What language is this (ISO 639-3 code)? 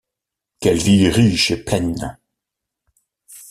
fra